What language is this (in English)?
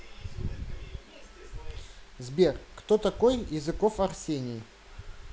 Russian